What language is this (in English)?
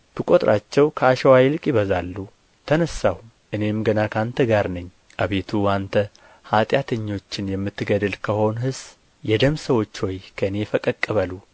Amharic